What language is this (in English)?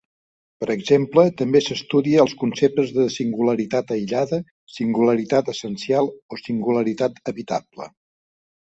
Catalan